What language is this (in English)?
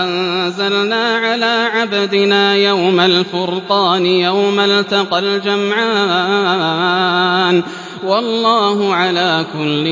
Arabic